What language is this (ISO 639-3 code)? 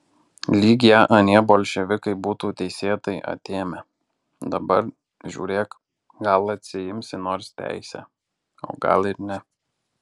lit